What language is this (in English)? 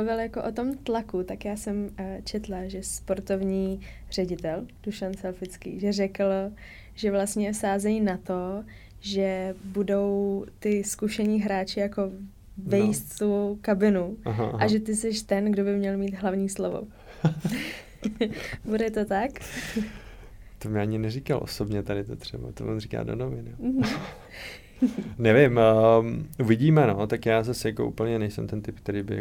Czech